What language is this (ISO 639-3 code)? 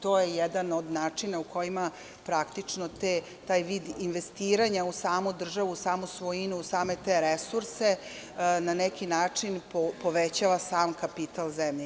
srp